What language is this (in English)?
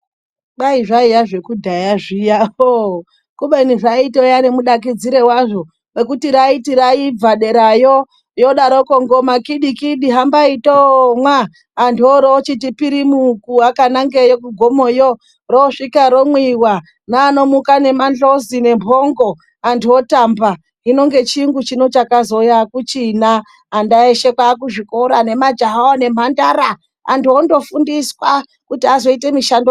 Ndau